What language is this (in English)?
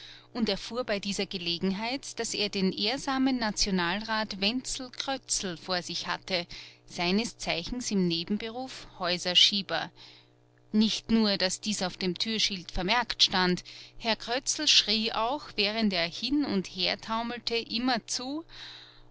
German